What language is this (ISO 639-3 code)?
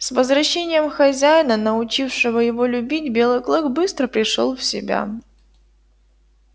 rus